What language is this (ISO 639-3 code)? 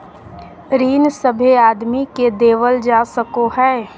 mag